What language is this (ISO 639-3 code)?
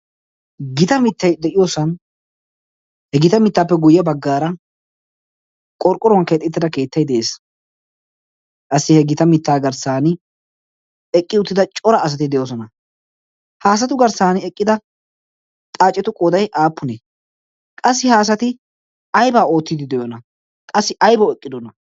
wal